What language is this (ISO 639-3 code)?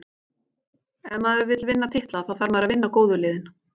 isl